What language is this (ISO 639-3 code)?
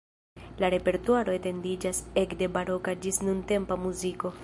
epo